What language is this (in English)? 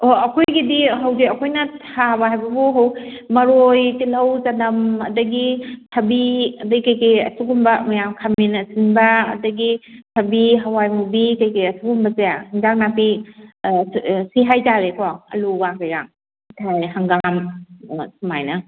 Manipuri